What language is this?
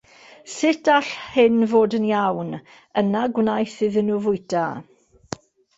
Welsh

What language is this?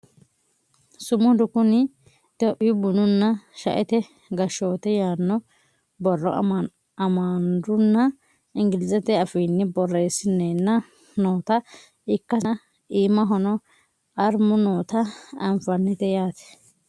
Sidamo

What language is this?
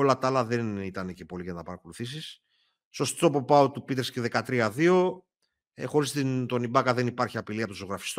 Greek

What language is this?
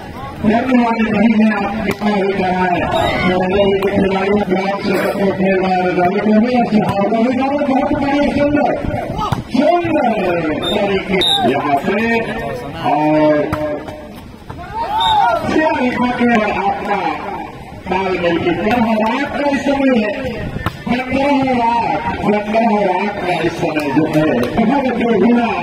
Arabic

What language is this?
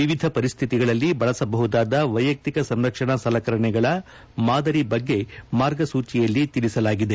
Kannada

